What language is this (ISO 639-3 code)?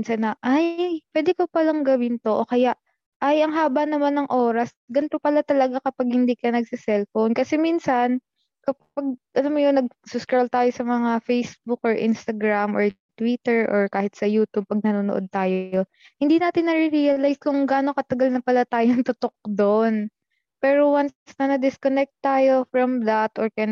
fil